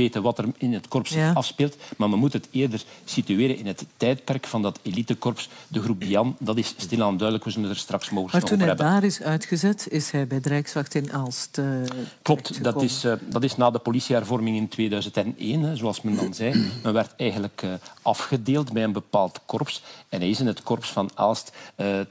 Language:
Dutch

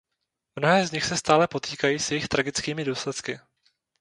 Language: Czech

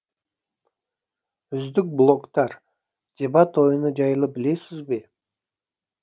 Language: Kazakh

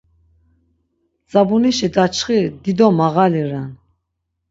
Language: Laz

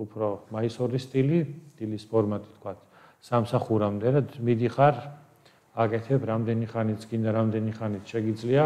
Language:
Romanian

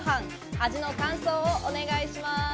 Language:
Japanese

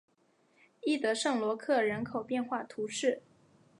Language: Chinese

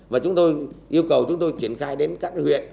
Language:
Vietnamese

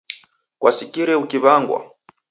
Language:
Taita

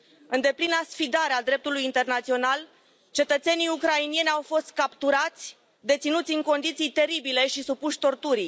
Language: Romanian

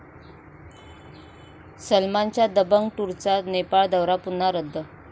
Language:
Marathi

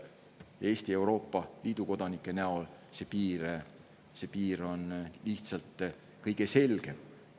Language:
Estonian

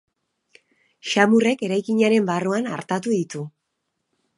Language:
Basque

